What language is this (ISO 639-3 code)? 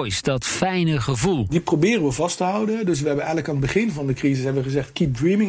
nld